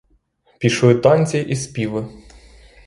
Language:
Ukrainian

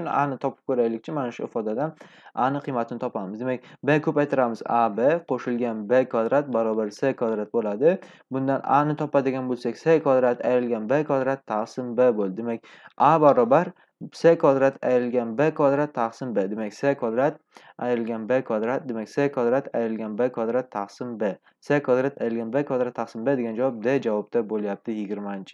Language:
Turkish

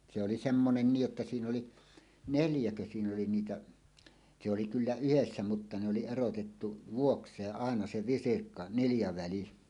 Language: Finnish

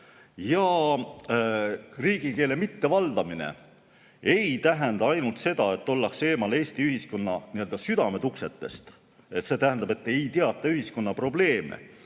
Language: Estonian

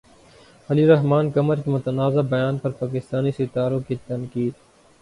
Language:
Urdu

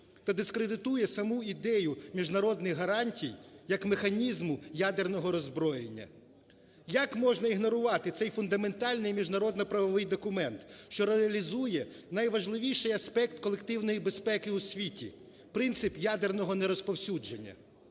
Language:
Ukrainian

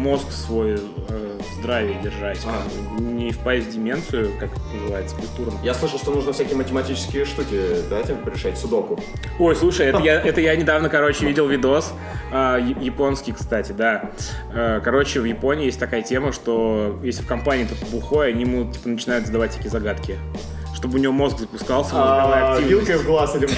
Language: Russian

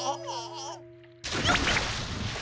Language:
Japanese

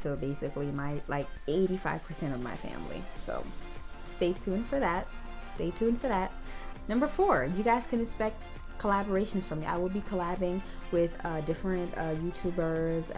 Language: English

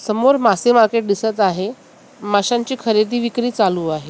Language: Marathi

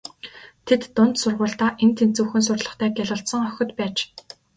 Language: Mongolian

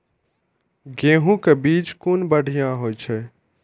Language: Maithili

